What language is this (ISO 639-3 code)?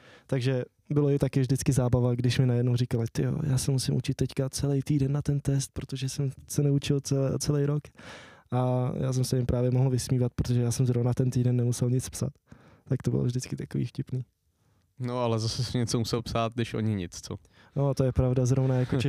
ces